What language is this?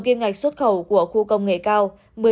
Vietnamese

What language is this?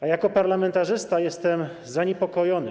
Polish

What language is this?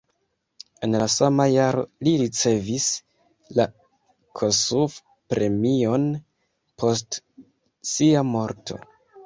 Esperanto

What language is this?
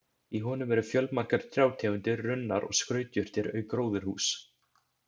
Icelandic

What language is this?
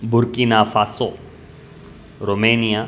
Sanskrit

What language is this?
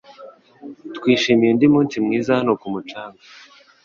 Kinyarwanda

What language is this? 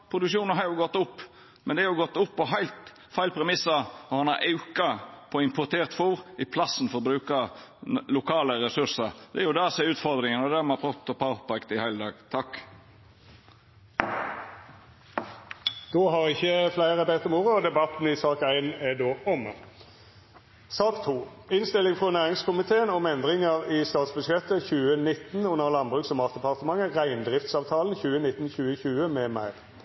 Norwegian Nynorsk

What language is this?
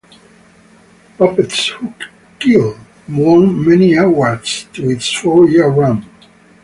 English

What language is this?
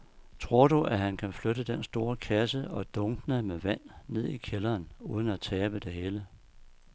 Danish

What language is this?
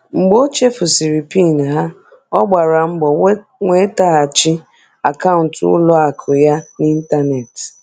Igbo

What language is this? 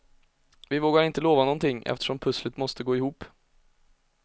Swedish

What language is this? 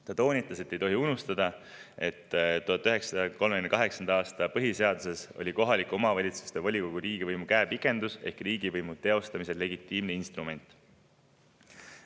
Estonian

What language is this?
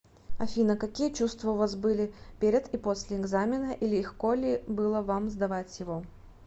Russian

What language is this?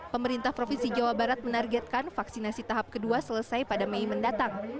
Indonesian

